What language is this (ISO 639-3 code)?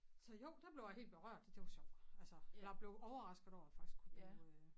dan